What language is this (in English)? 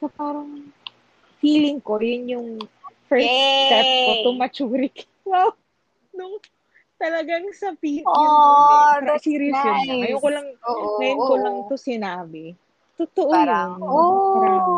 Filipino